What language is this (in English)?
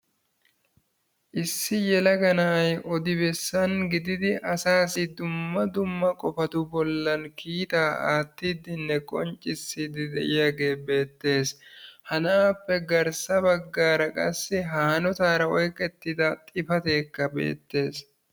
Wolaytta